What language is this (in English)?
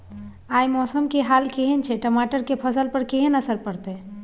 Maithili